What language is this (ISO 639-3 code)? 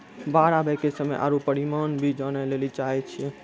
mai